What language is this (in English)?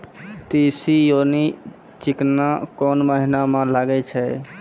Maithili